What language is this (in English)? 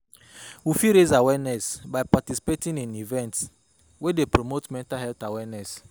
Nigerian Pidgin